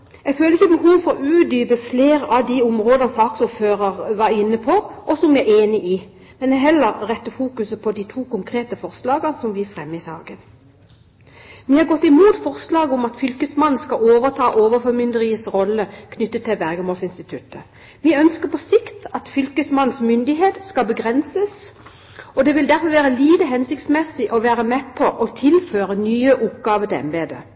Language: Norwegian Bokmål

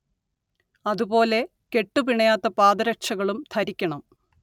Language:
Malayalam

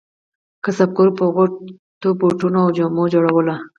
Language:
Pashto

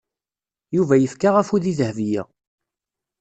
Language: Kabyle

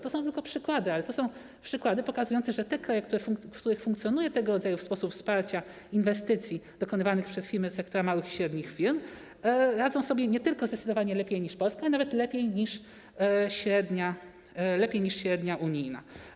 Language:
Polish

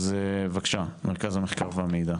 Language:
Hebrew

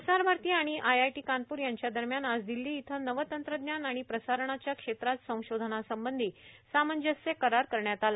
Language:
Marathi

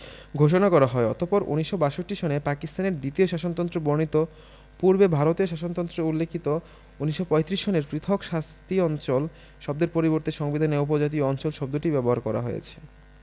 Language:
Bangla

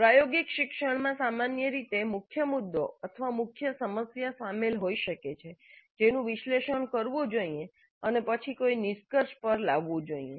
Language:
Gujarati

